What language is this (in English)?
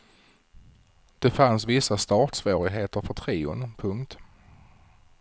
Swedish